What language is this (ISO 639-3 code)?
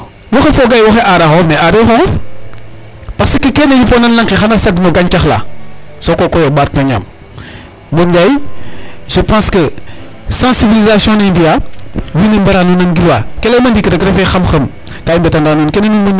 srr